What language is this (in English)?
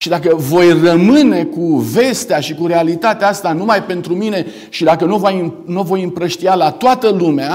Romanian